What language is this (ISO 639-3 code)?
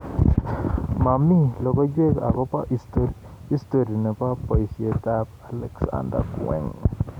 kln